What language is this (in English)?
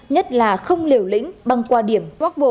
Vietnamese